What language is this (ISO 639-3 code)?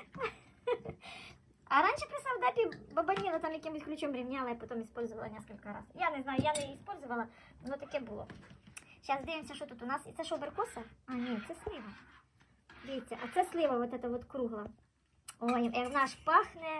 rus